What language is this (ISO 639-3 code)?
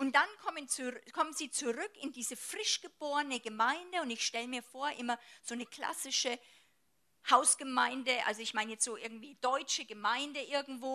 deu